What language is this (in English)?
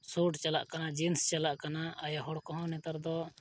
Santali